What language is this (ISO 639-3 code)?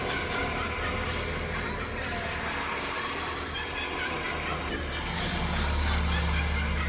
ind